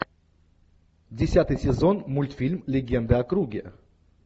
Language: Russian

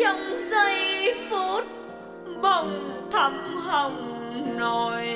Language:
Vietnamese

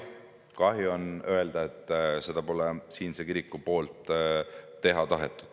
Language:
Estonian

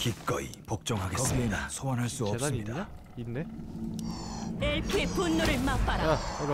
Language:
Korean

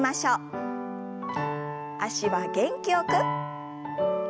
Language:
Japanese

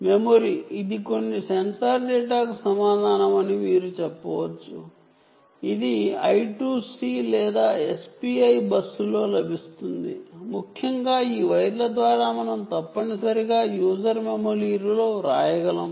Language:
Telugu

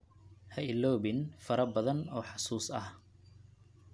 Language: Somali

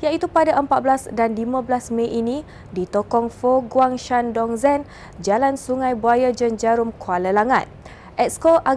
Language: Malay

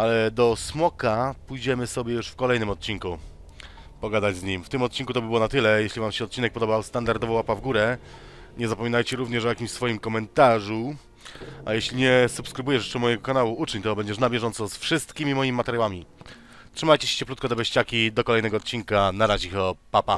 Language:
Polish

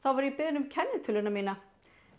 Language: Icelandic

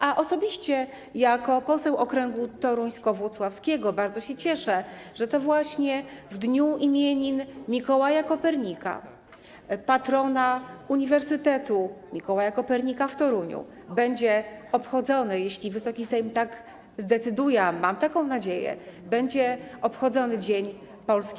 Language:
Polish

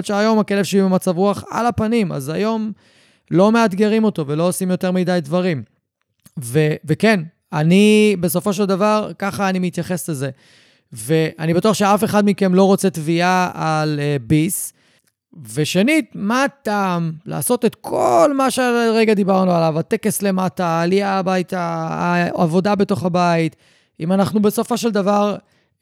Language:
Hebrew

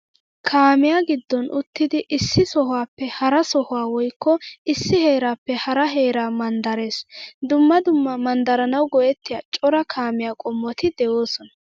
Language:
Wolaytta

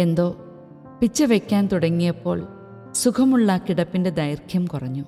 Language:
Malayalam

